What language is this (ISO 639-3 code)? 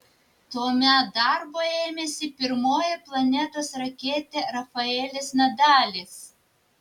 lit